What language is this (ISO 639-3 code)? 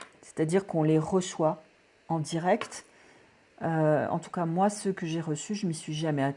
fra